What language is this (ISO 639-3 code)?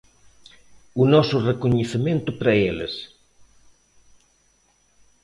glg